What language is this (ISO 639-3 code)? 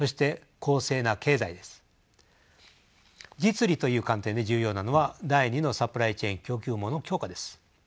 jpn